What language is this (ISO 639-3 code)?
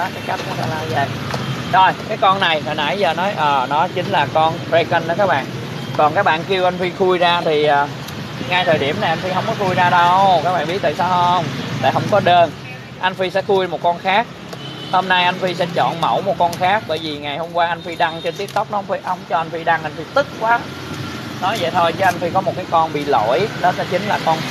vie